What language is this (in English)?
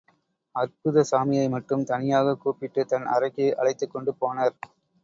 Tamil